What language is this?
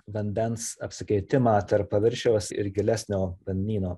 Lithuanian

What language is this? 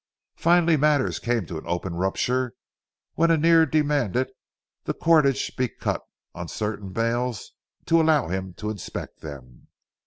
English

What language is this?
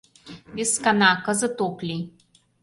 Mari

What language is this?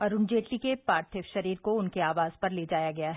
Hindi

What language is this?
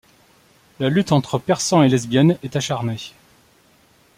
French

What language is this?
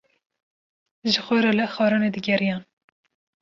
Kurdish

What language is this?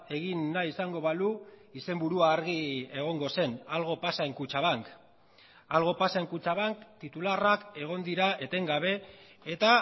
Basque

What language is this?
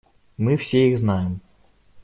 Russian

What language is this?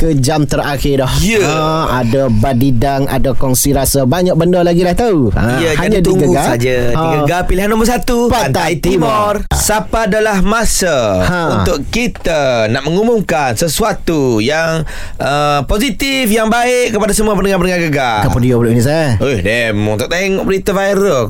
Malay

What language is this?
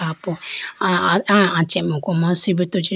Idu-Mishmi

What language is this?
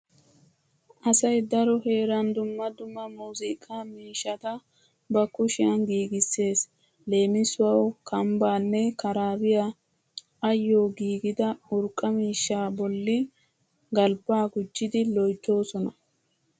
Wolaytta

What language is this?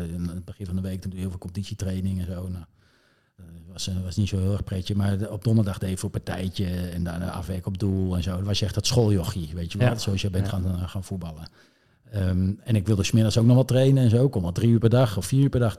Dutch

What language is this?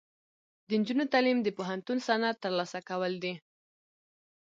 Pashto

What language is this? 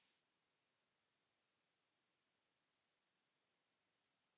Finnish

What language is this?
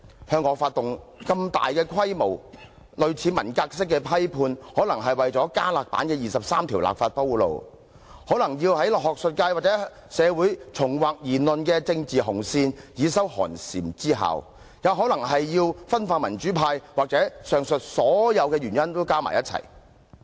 Cantonese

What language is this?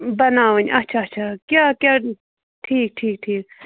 Kashmiri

